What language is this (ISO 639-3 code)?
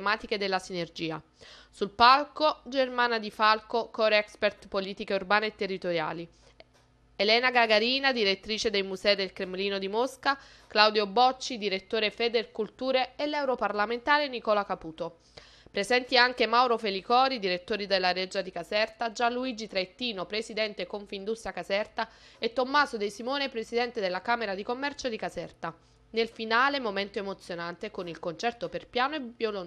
ita